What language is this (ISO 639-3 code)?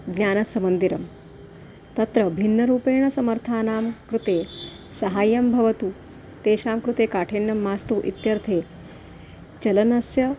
san